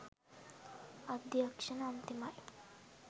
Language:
Sinhala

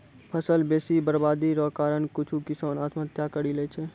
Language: Maithili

